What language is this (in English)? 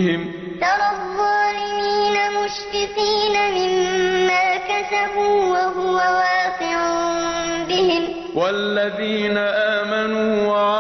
Arabic